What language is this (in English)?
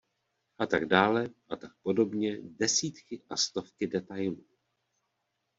Czech